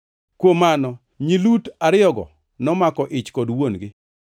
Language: Luo (Kenya and Tanzania)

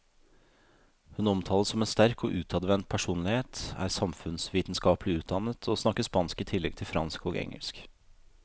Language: Norwegian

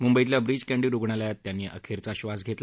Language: Marathi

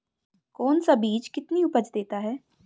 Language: Hindi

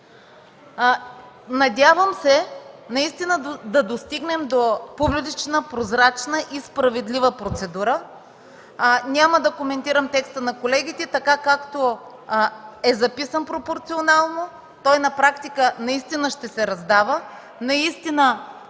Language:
Bulgarian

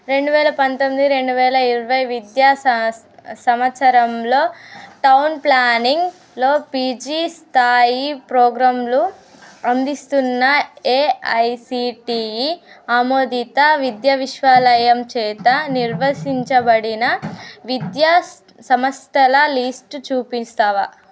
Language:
Telugu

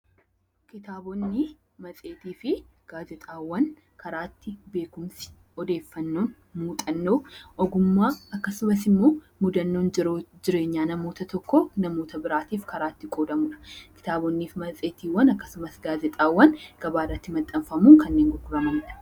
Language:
Oromo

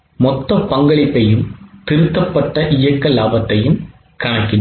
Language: Tamil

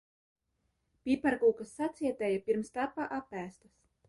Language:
Latvian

